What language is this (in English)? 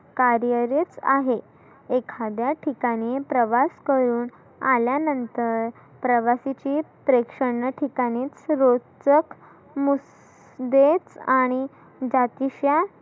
Marathi